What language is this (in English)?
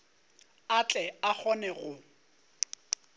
Northern Sotho